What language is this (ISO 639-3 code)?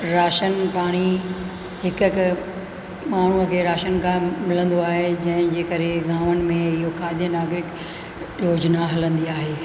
snd